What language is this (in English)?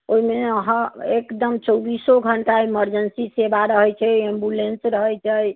Maithili